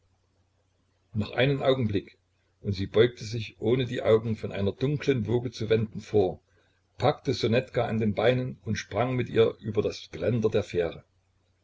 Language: German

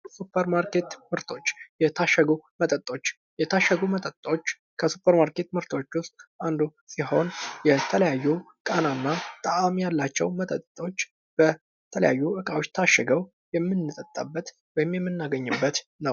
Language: Amharic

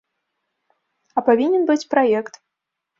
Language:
Belarusian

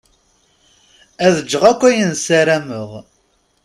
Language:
Kabyle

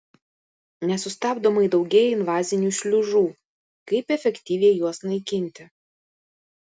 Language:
Lithuanian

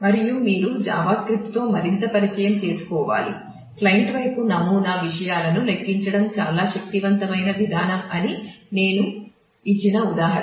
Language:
Telugu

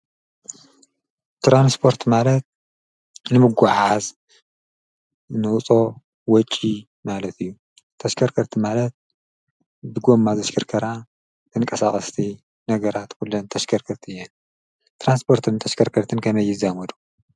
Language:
Tigrinya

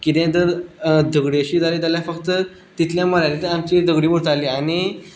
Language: Konkani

